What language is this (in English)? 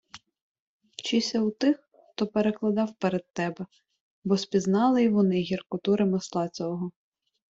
Ukrainian